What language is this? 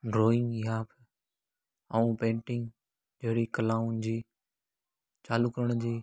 Sindhi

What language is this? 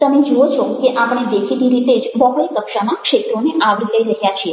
Gujarati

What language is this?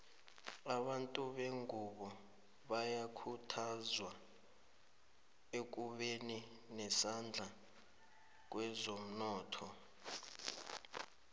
South Ndebele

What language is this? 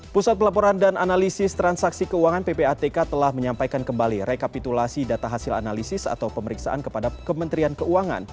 Indonesian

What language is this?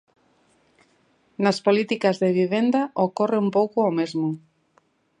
Galician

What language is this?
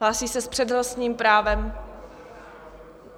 Czech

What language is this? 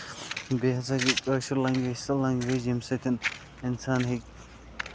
Kashmiri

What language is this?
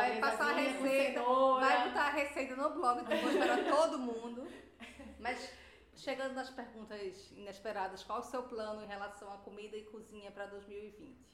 Portuguese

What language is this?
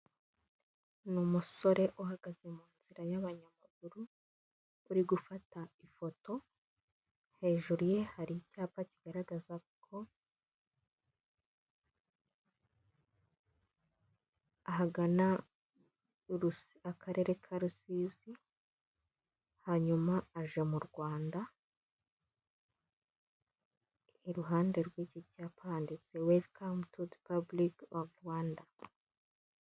Kinyarwanda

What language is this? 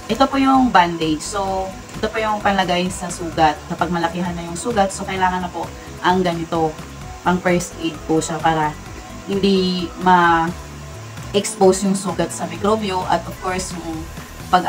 Filipino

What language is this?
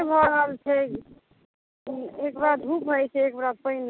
Maithili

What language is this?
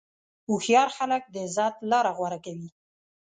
Pashto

